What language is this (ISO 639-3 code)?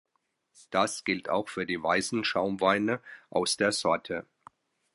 deu